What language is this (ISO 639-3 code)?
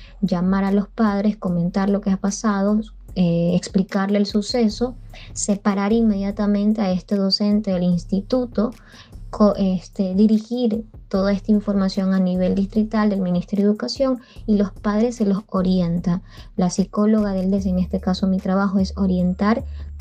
spa